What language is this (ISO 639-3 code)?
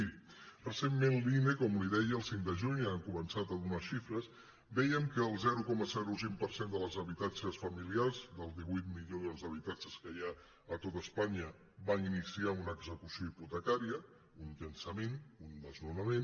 cat